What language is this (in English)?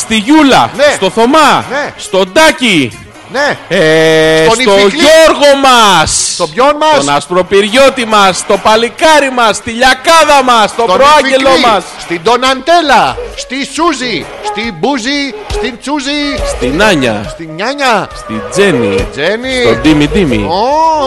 Greek